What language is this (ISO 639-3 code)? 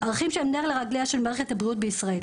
heb